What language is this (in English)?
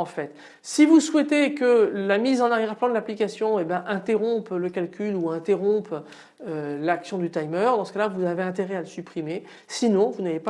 French